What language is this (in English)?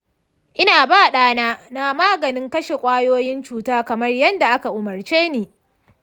Hausa